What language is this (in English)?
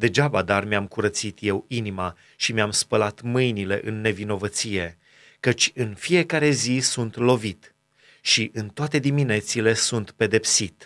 Romanian